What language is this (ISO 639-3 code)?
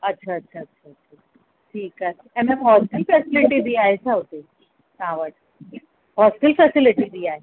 snd